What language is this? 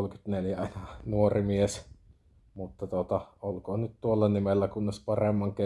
Finnish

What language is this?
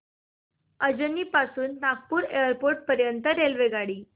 Marathi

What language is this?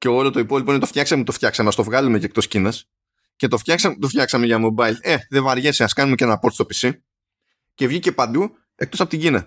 Greek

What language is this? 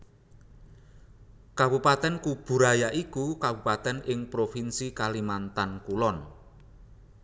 Javanese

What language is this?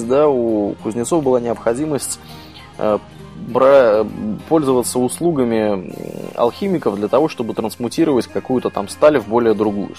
Russian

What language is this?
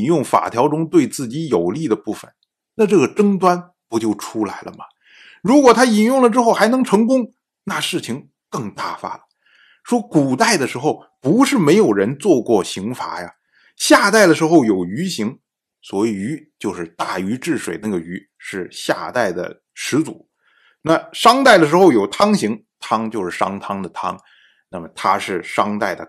Chinese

